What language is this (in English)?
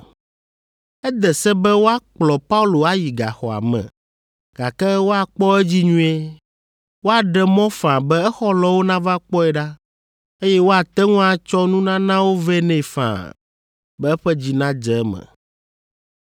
Ewe